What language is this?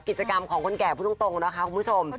Thai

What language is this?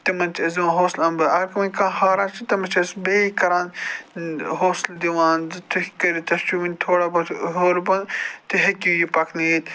Kashmiri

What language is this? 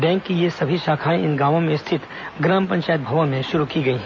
Hindi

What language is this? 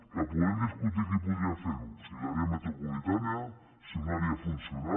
Catalan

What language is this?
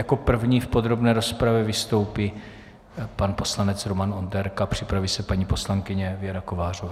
Czech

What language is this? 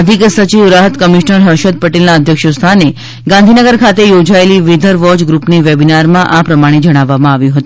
Gujarati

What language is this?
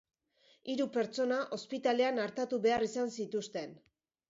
Basque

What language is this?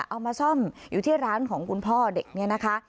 Thai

